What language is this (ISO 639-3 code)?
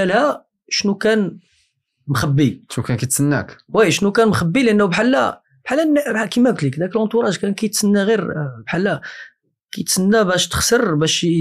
ara